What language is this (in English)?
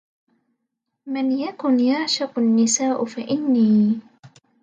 Arabic